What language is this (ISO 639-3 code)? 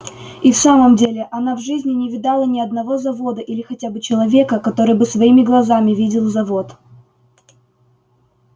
rus